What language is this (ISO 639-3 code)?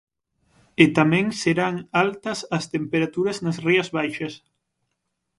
glg